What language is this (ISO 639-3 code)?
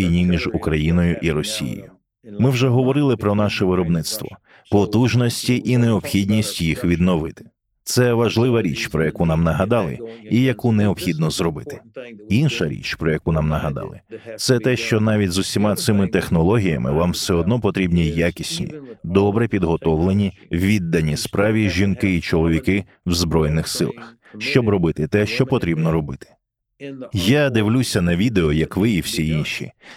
ukr